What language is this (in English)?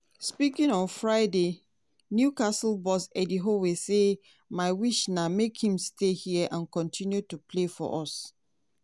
Nigerian Pidgin